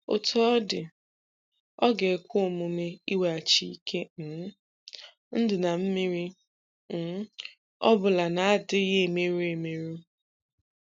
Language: Igbo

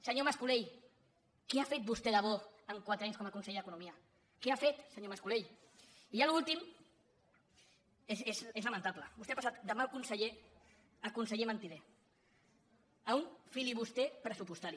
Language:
Catalan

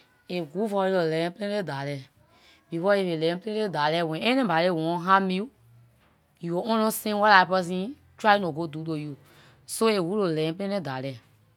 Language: Liberian English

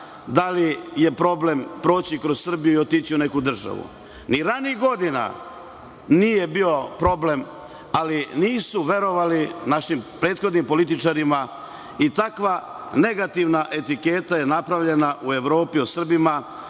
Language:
Serbian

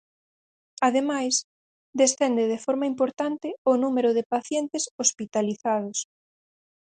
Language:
Galician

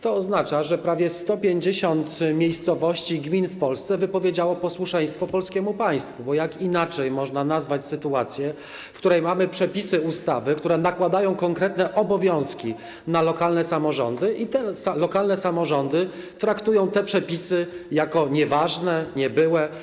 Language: Polish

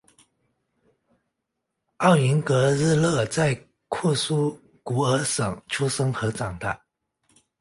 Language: Chinese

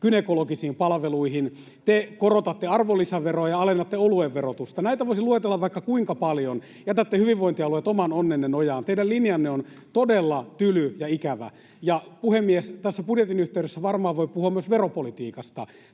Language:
Finnish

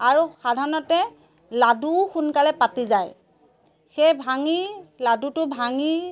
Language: Assamese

